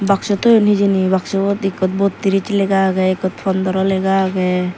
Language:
Chakma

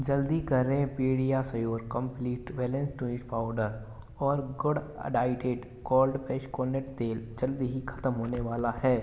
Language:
Hindi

